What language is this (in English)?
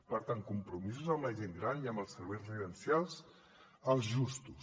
Catalan